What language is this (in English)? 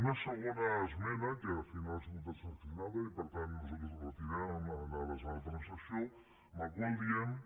Catalan